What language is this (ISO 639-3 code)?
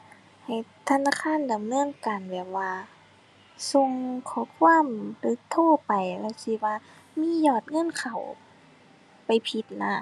tha